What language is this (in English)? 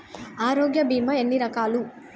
Telugu